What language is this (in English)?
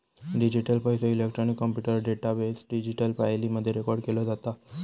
Marathi